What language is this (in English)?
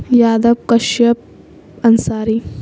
Urdu